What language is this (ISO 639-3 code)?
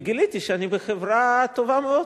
heb